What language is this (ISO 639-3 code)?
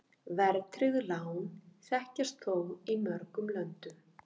isl